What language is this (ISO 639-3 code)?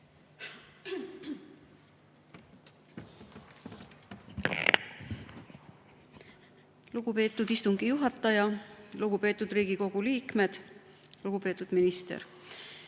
est